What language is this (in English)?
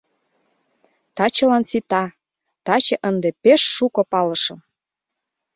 Mari